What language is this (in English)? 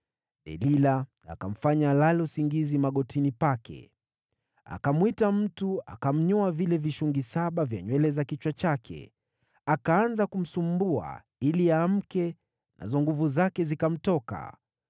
Swahili